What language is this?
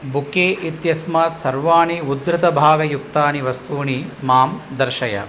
Sanskrit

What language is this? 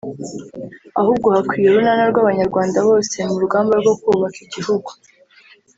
Kinyarwanda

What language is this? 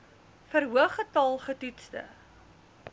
Afrikaans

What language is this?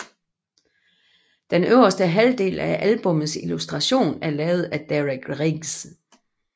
Danish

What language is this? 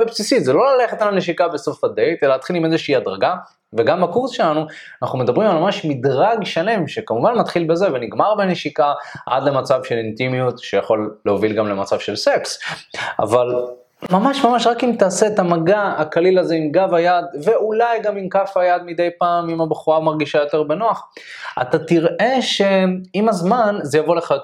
Hebrew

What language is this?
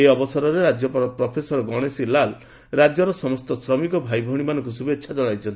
Odia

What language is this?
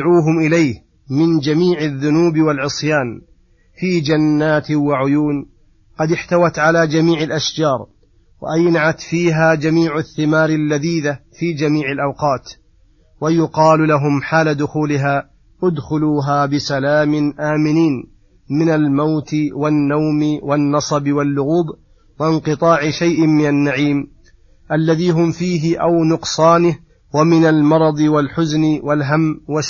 Arabic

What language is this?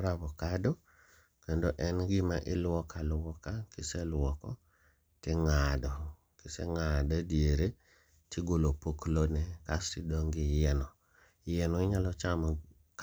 Luo (Kenya and Tanzania)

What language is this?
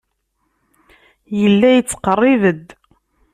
Kabyle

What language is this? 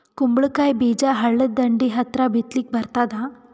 Kannada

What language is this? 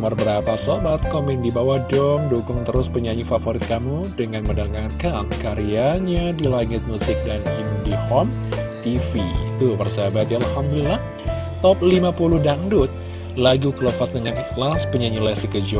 Indonesian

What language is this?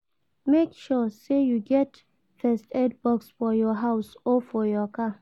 Nigerian Pidgin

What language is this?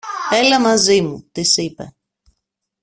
Greek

